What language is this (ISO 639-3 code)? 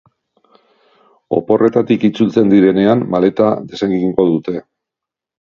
eus